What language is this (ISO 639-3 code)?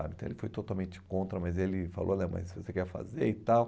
por